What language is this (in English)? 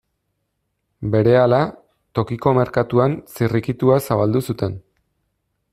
Basque